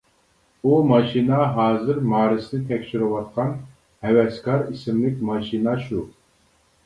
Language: Uyghur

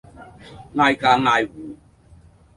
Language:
Cantonese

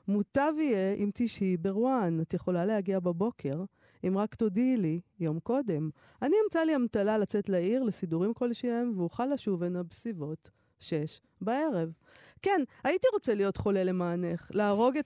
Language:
Hebrew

